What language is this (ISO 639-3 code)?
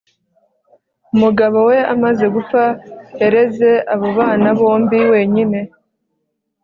kin